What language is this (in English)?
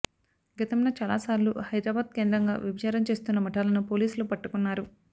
Telugu